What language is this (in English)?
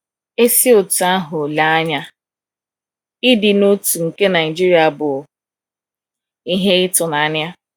Igbo